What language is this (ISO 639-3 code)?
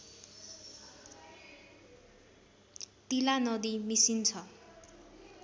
nep